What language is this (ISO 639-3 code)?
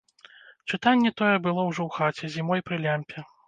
bel